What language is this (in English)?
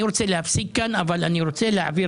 Hebrew